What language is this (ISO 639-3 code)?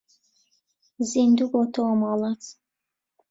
ckb